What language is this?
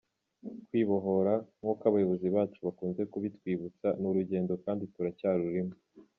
Kinyarwanda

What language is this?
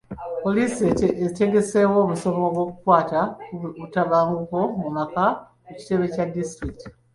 Ganda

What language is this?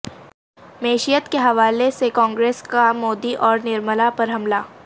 Urdu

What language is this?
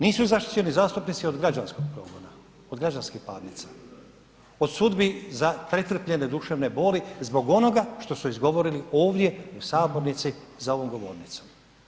Croatian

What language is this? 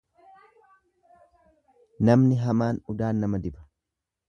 Oromo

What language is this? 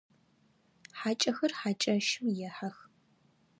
Adyghe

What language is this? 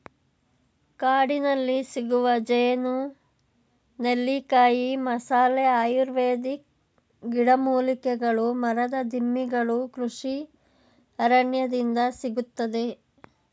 Kannada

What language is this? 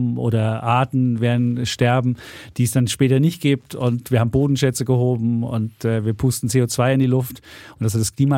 German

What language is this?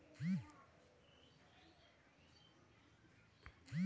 Bhojpuri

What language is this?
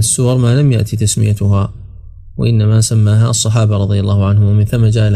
Arabic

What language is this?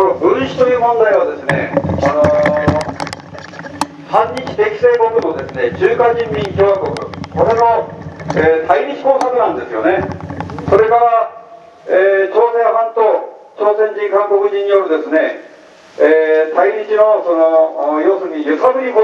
Japanese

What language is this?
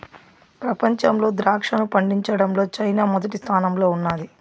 Telugu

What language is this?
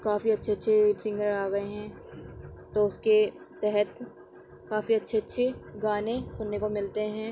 Urdu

